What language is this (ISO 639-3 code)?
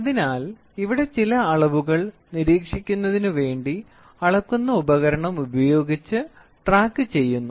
mal